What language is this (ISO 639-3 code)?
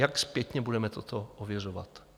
ces